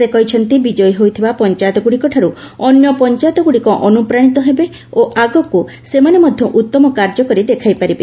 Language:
Odia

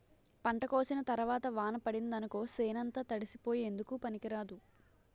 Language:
Telugu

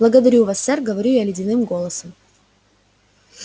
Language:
Russian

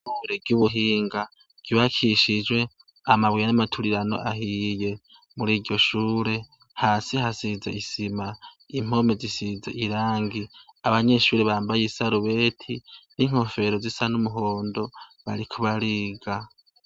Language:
Rundi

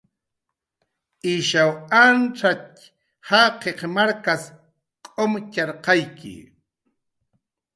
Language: Jaqaru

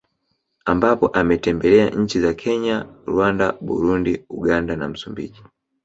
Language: Swahili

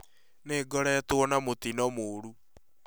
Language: Kikuyu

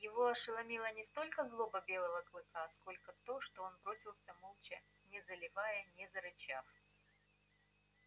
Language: Russian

